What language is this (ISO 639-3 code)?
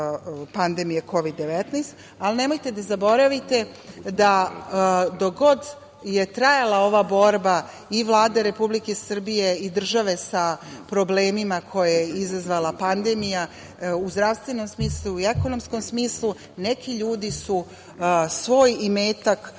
srp